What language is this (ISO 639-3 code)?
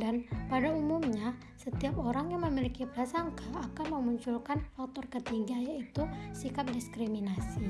ind